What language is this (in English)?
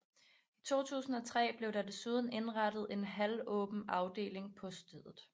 Danish